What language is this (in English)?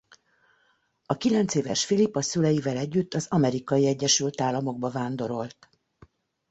Hungarian